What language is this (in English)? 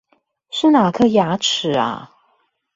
Chinese